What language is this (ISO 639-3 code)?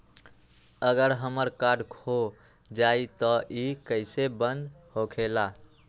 mag